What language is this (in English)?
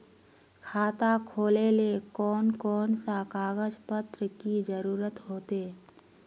Magahi